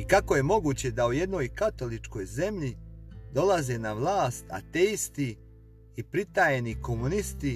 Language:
Croatian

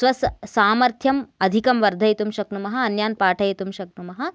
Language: Sanskrit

